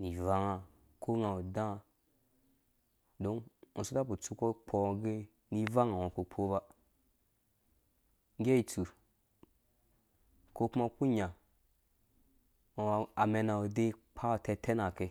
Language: Dũya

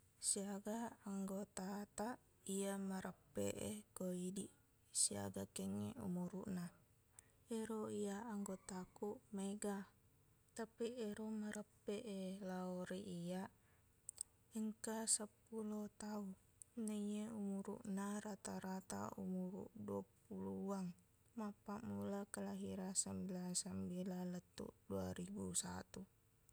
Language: Buginese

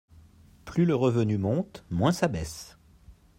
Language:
French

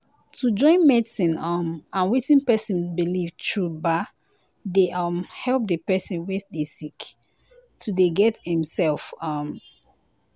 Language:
Nigerian Pidgin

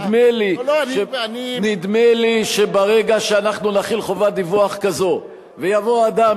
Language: Hebrew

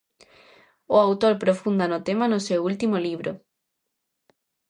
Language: Galician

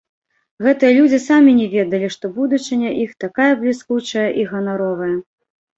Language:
Belarusian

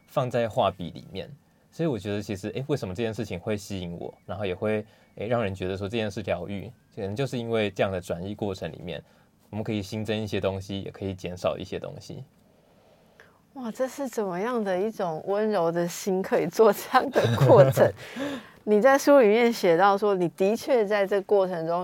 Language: Chinese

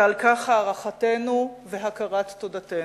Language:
Hebrew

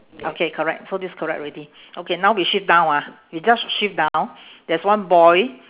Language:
English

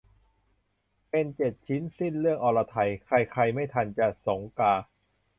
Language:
Thai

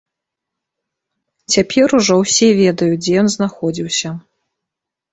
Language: Belarusian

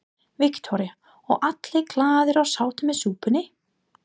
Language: Icelandic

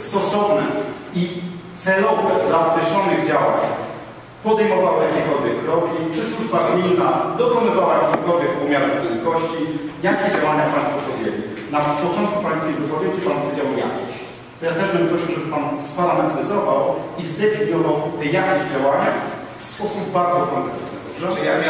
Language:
Polish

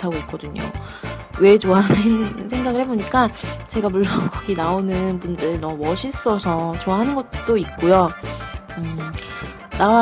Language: Korean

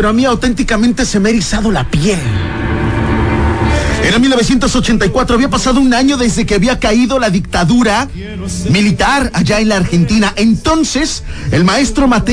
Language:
Spanish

